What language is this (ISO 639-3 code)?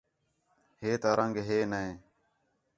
xhe